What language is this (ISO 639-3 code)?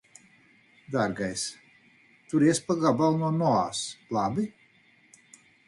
lav